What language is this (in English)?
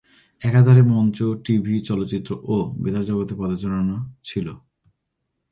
Bangla